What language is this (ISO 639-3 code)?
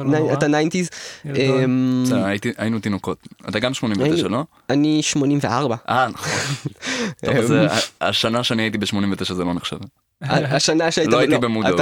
heb